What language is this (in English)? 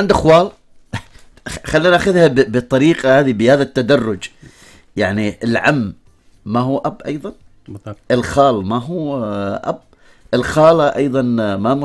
Arabic